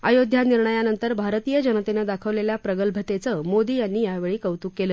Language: Marathi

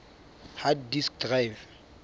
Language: Southern Sotho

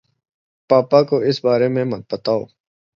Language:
Urdu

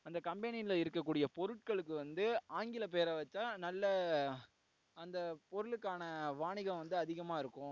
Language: Tamil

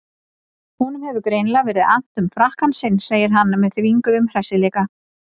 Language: Icelandic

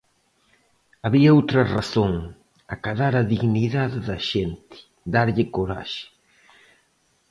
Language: Galician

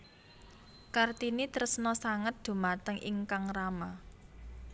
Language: Javanese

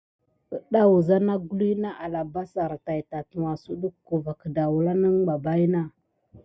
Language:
Gidar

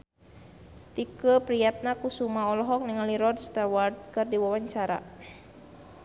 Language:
Sundanese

